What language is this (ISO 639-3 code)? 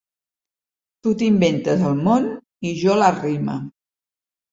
cat